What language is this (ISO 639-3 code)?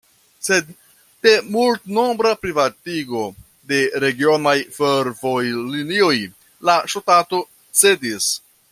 epo